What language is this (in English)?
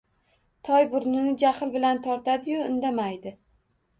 Uzbek